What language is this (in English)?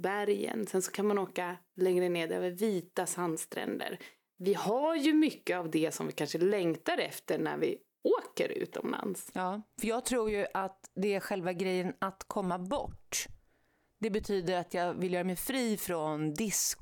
Swedish